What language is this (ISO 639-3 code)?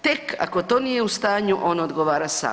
hrv